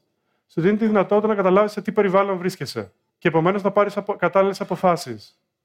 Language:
Greek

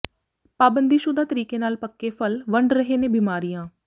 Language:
Punjabi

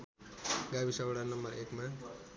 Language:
Nepali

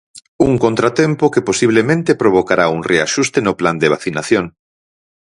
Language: Galician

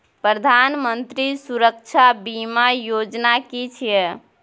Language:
Maithili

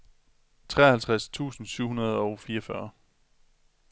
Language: Danish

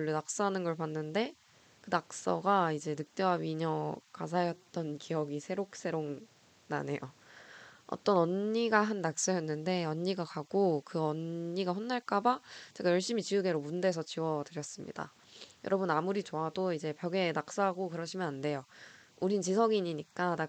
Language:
Korean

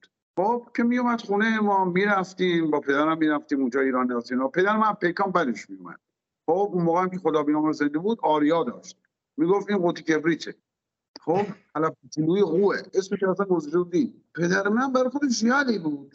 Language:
Persian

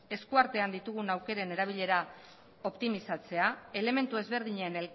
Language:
Basque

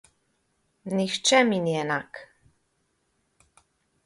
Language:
Slovenian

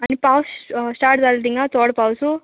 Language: Konkani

